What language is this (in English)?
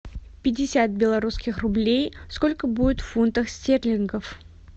Russian